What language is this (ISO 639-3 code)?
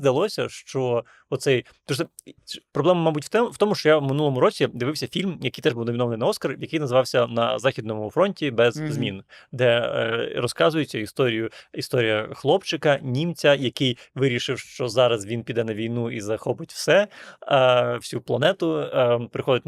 ukr